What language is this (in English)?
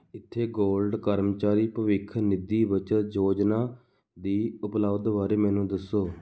Punjabi